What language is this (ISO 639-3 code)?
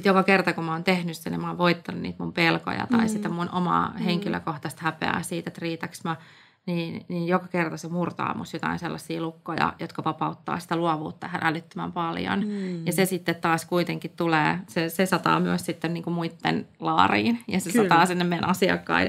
fin